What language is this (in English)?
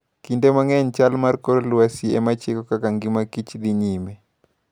Luo (Kenya and Tanzania)